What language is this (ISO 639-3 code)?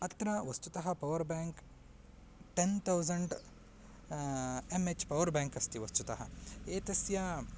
san